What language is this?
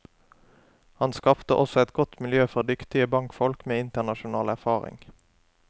Norwegian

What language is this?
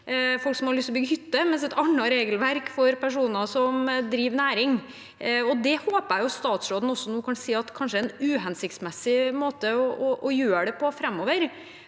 Norwegian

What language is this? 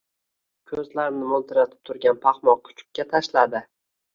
Uzbek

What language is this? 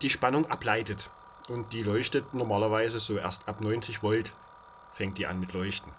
German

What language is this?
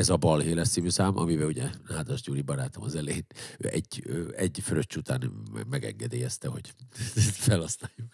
Hungarian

